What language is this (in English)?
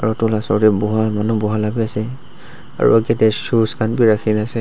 Naga Pidgin